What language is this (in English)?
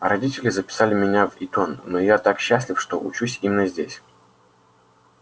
Russian